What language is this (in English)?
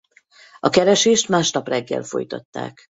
Hungarian